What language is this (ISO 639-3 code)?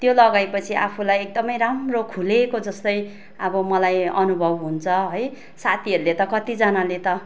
nep